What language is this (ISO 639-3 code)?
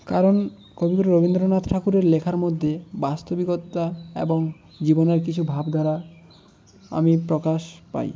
ben